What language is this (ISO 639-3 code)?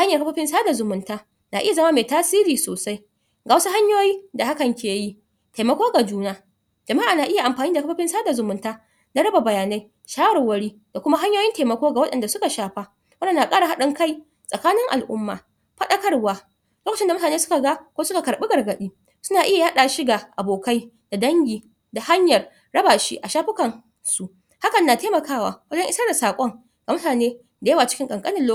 hau